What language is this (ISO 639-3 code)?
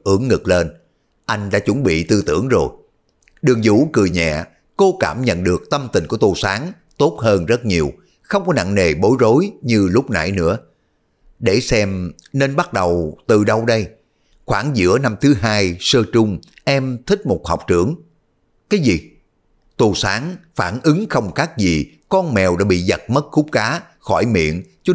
vie